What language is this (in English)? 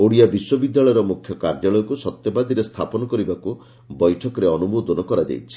Odia